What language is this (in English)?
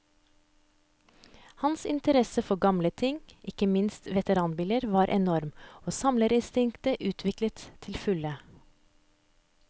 Norwegian